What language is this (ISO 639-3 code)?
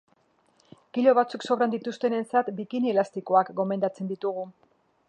eus